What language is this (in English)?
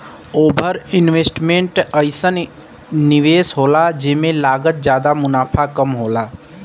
Bhojpuri